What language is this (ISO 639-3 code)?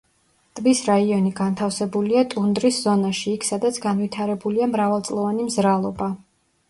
kat